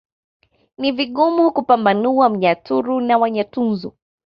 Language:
Swahili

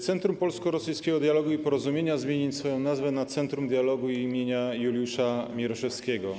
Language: Polish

